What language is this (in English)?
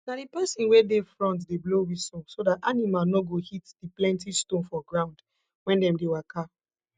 Nigerian Pidgin